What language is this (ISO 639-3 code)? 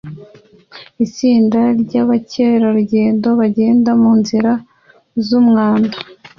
kin